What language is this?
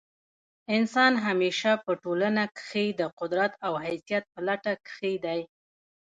Pashto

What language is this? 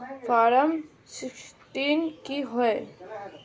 Magahi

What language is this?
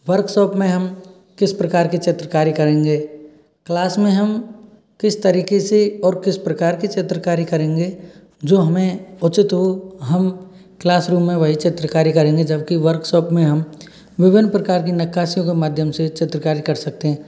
Hindi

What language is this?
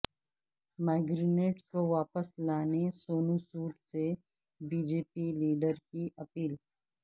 Urdu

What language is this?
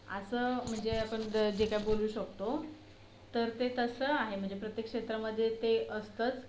Marathi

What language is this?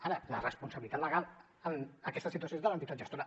Catalan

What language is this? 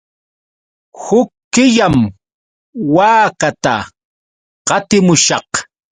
Yauyos Quechua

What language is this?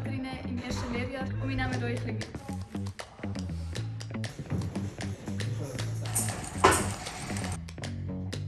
German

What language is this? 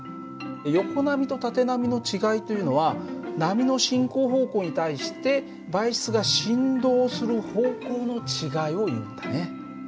Japanese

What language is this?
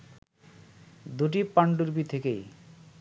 Bangla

